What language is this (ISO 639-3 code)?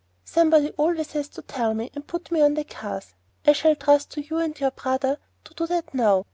eng